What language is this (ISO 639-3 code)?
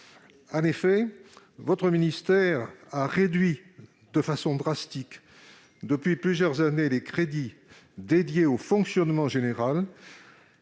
fra